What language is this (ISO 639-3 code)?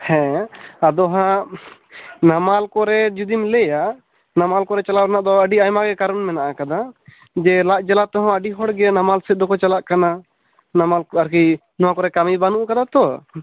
sat